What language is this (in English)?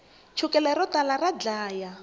Tsonga